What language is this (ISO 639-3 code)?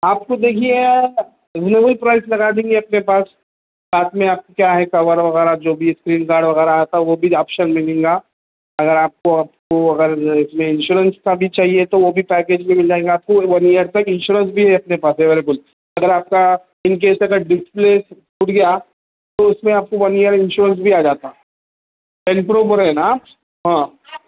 urd